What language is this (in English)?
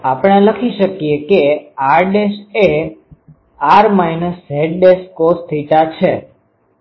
Gujarati